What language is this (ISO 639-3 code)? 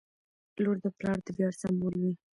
pus